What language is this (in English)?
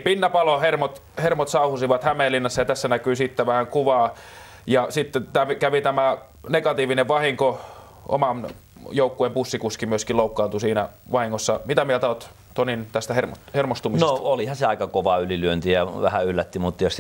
Finnish